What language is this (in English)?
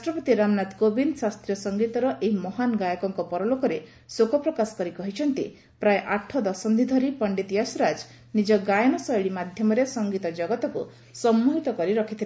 Odia